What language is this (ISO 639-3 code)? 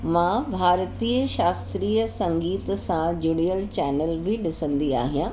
snd